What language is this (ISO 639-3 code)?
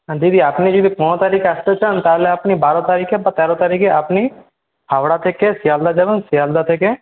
ben